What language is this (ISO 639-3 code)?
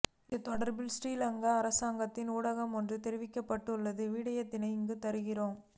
tam